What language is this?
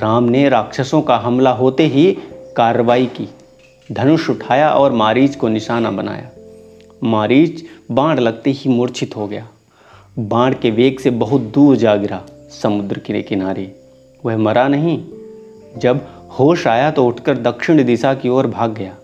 Hindi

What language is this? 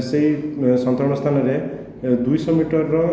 Odia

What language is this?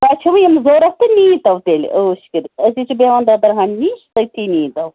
Kashmiri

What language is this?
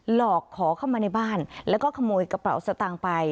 Thai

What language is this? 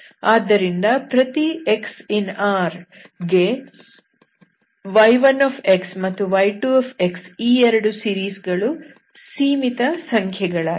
Kannada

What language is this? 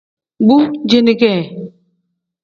Tem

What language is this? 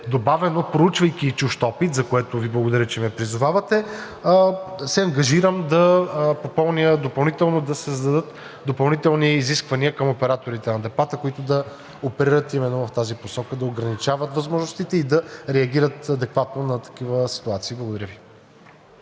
Bulgarian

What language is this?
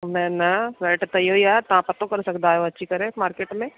Sindhi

